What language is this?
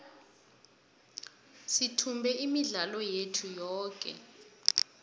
South Ndebele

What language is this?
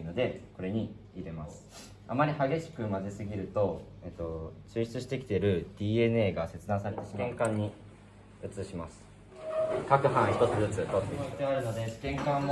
Japanese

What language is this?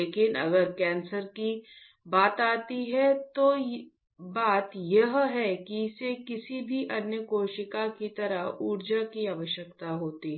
Hindi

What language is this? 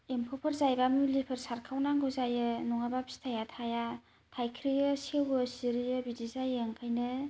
Bodo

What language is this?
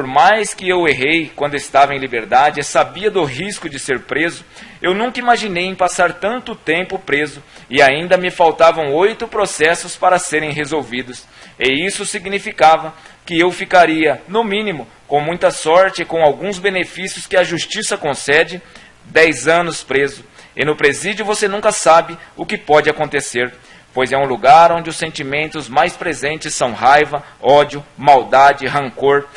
Portuguese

